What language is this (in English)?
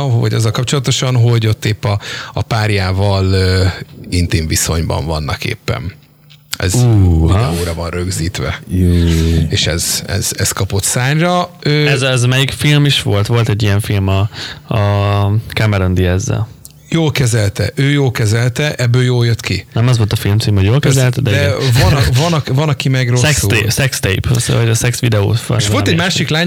Hungarian